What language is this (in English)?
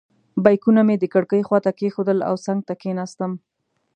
Pashto